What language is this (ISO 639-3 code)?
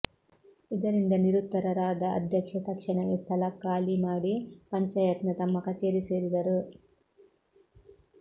kan